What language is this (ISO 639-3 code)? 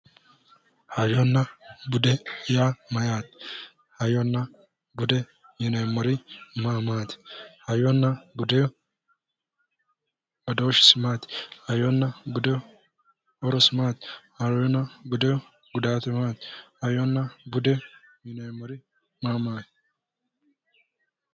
sid